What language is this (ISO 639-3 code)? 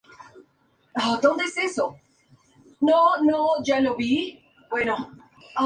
spa